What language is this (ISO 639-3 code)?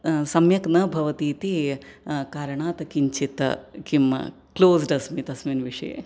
san